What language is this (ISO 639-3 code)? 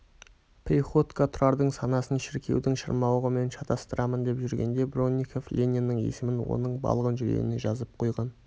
kaz